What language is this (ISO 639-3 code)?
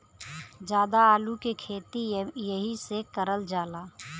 bho